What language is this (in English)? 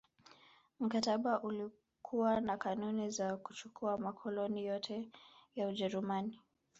Swahili